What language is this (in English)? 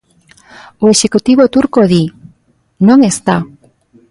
Galician